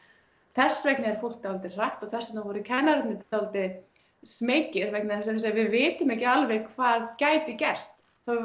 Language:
Icelandic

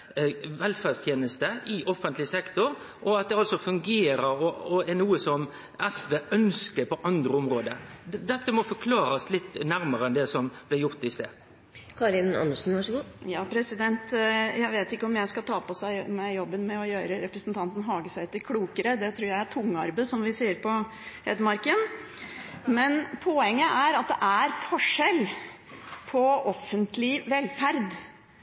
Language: Norwegian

